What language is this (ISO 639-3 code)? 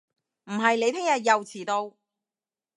yue